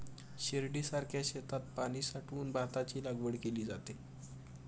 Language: Marathi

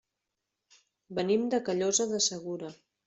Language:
Catalan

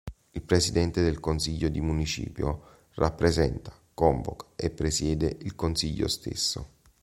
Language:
Italian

